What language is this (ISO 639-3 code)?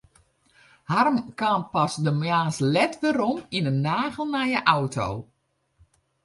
fry